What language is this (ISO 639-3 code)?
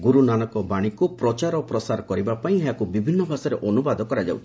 ori